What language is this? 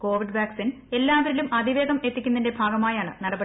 Malayalam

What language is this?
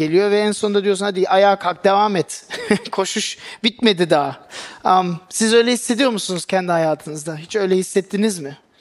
Turkish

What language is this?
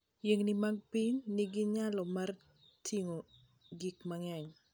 Luo (Kenya and Tanzania)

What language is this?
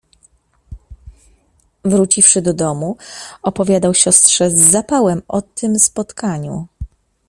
Polish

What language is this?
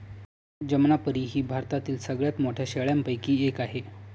Marathi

